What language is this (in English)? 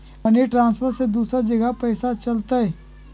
Magahi